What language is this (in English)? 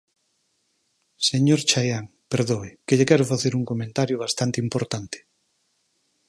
Galician